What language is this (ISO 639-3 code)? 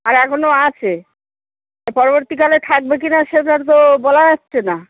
ben